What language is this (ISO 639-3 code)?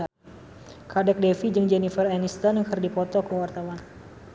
sun